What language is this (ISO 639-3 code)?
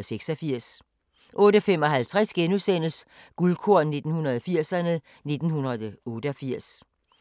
dan